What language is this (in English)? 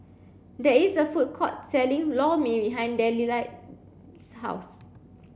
English